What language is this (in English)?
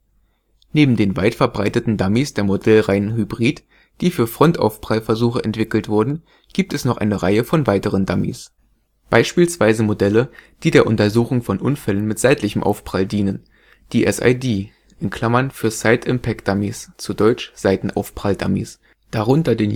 German